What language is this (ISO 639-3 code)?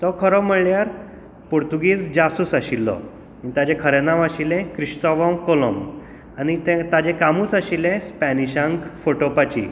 kok